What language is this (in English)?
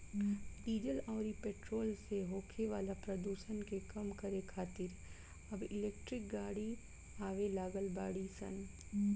Bhojpuri